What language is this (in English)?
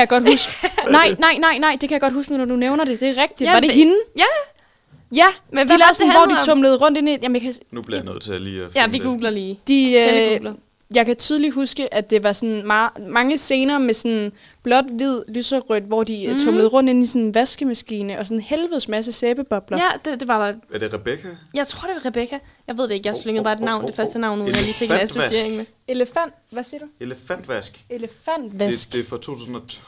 Danish